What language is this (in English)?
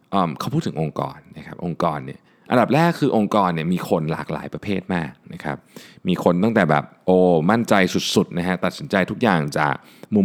Thai